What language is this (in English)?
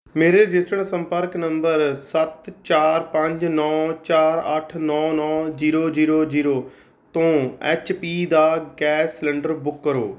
Punjabi